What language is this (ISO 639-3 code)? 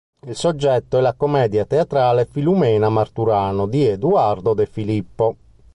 ita